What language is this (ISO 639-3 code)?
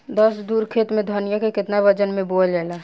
bho